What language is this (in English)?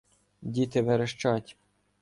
Ukrainian